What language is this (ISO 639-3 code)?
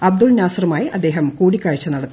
mal